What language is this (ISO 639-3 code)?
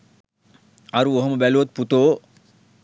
sin